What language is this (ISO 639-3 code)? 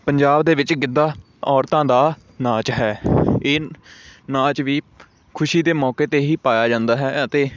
pan